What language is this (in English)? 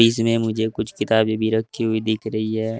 Hindi